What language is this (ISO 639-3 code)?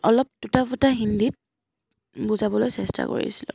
asm